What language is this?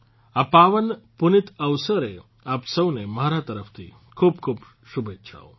Gujarati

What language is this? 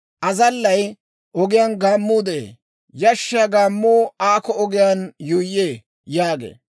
Dawro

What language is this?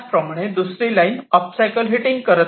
Marathi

